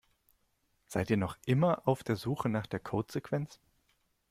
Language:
German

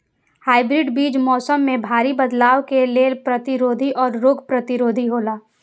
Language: Maithili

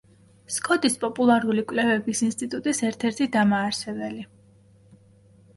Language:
Georgian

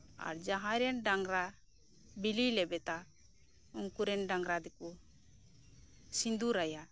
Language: Santali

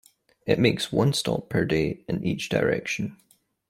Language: English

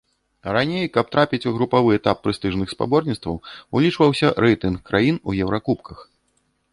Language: Belarusian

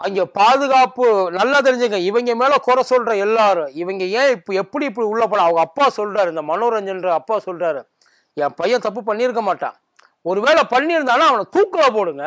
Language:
Tamil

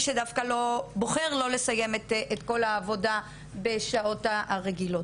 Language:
Hebrew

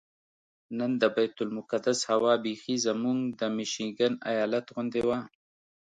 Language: Pashto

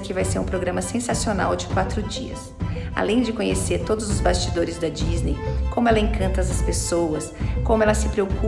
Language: Portuguese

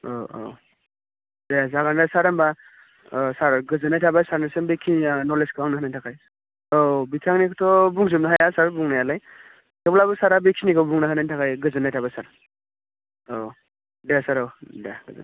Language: Bodo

